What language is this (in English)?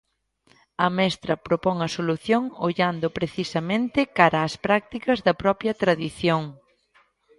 Galician